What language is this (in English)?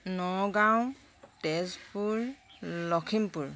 Assamese